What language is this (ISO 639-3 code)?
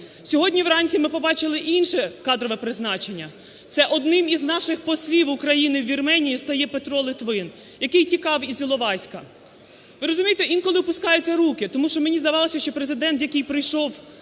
ukr